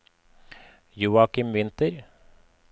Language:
Norwegian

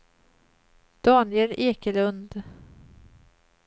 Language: Swedish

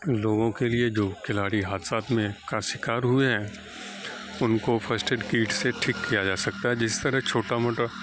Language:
Urdu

